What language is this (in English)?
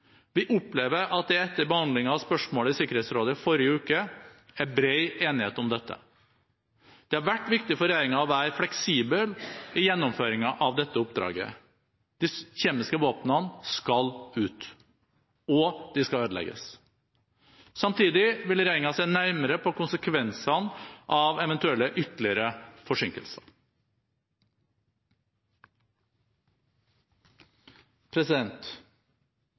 Norwegian Bokmål